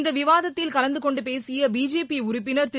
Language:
Tamil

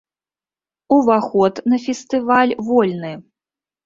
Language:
Belarusian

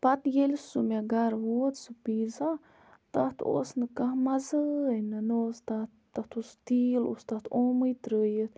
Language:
Kashmiri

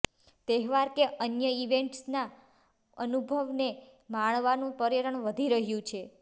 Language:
Gujarati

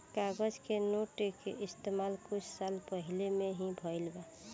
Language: Bhojpuri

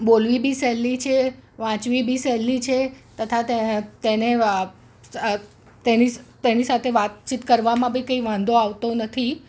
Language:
Gujarati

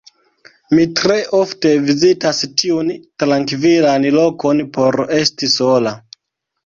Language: Esperanto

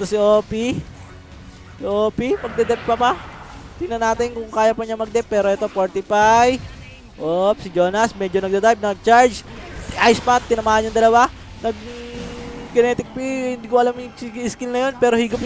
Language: Filipino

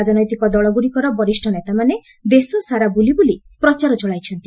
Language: Odia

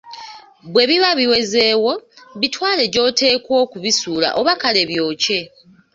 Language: Ganda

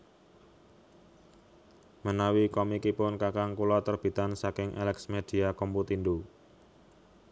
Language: Javanese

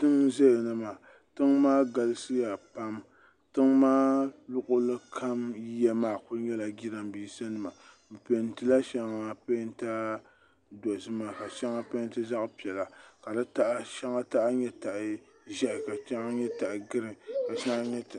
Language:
Dagbani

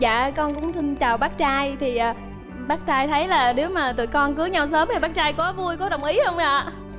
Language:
Vietnamese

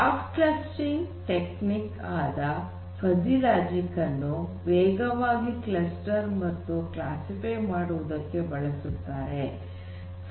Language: Kannada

